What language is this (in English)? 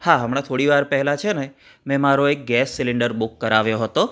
Gujarati